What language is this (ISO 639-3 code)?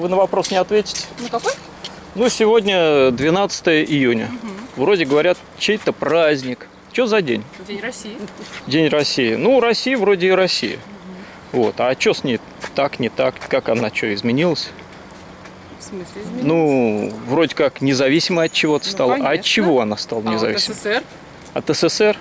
rus